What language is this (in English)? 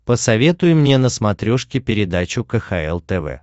Russian